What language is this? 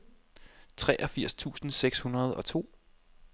Danish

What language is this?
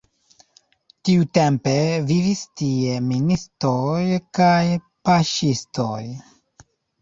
Esperanto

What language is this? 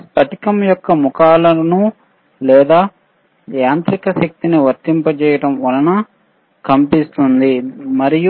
Telugu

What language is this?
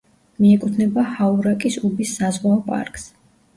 Georgian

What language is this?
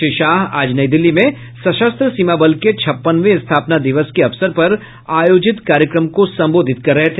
Hindi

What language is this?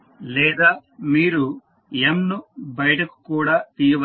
Telugu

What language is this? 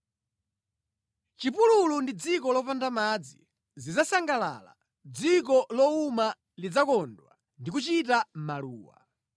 Nyanja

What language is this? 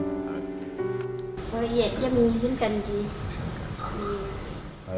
Indonesian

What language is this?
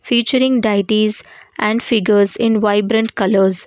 English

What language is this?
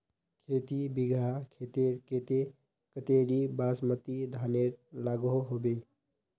Magahi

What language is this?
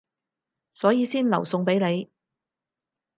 Cantonese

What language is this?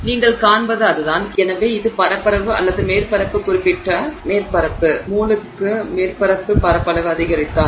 Tamil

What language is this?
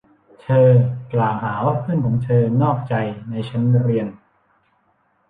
Thai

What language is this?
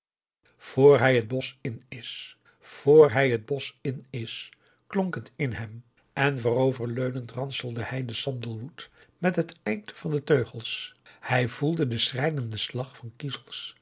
Dutch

